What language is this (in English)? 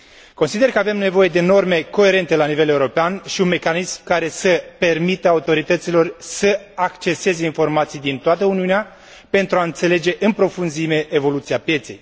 Romanian